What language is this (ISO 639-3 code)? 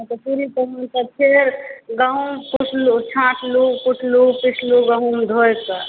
mai